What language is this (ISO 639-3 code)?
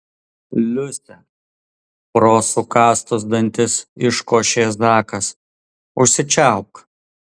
lit